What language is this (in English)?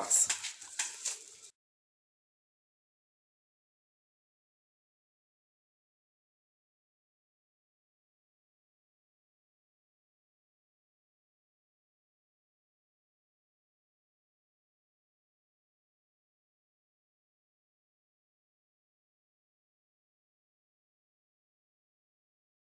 Portuguese